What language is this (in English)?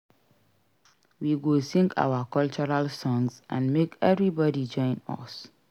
Nigerian Pidgin